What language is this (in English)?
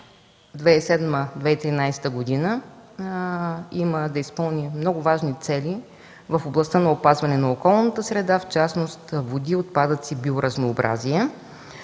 Bulgarian